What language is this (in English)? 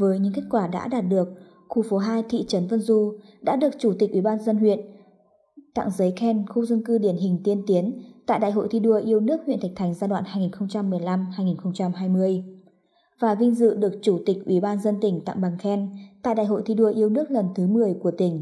Vietnamese